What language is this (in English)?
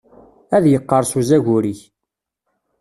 Kabyle